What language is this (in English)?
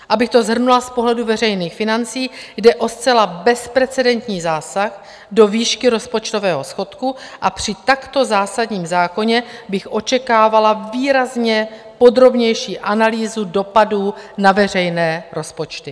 Czech